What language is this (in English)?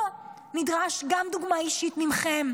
Hebrew